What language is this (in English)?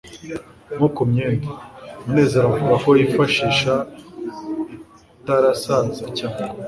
Kinyarwanda